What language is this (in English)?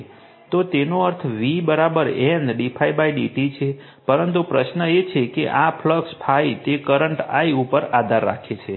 Gujarati